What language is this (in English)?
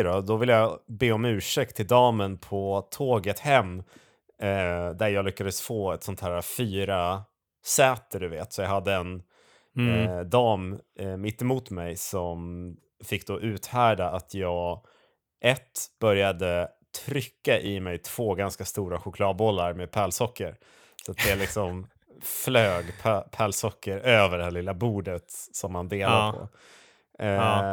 Swedish